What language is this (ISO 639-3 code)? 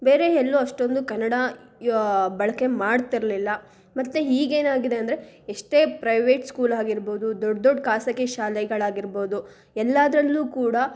kan